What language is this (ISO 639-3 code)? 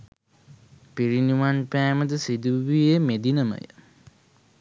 sin